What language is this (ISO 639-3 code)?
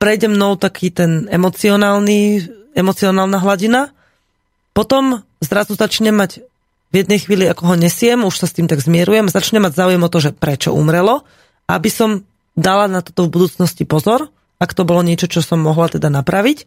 slk